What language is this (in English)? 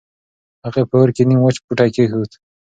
Pashto